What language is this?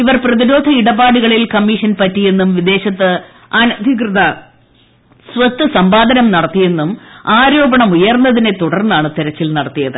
Malayalam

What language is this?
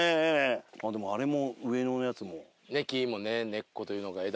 Japanese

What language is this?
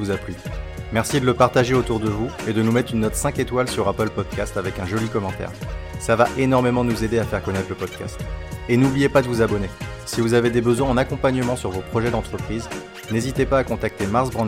French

